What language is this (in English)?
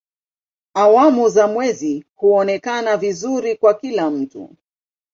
Swahili